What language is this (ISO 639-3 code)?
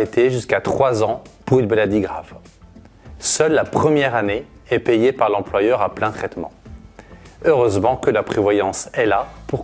fra